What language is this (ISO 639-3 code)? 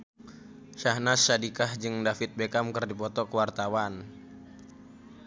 sun